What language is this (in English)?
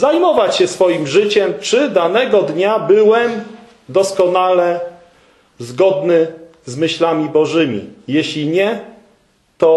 Polish